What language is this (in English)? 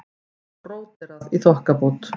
Icelandic